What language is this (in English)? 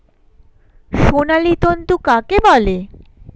Bangla